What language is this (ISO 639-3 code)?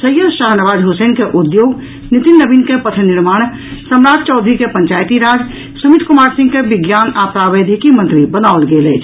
mai